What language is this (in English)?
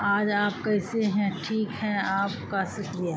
Urdu